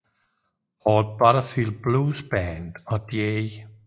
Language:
Danish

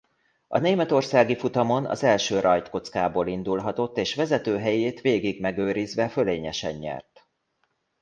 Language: Hungarian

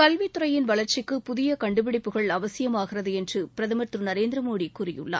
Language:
Tamil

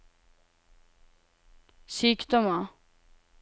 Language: Norwegian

